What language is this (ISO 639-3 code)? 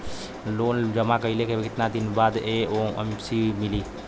bho